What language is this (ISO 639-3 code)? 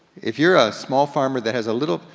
eng